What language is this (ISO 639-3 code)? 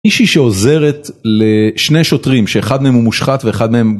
heb